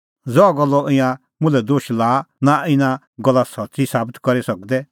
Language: Kullu Pahari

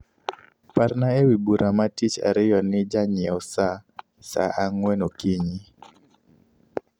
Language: Luo (Kenya and Tanzania)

